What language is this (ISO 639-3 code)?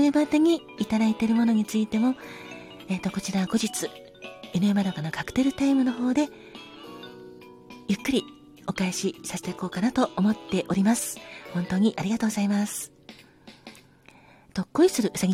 jpn